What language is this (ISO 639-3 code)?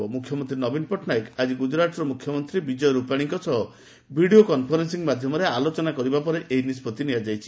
ori